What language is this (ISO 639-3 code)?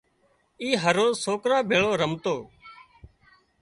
kxp